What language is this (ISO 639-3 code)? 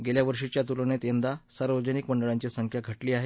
mar